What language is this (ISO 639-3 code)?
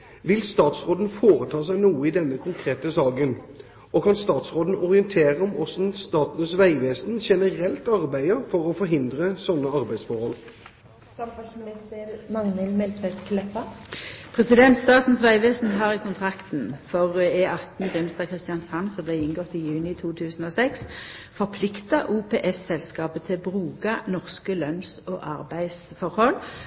nor